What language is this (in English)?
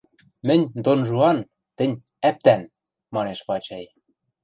Western Mari